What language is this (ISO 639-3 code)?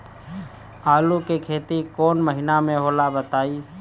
bho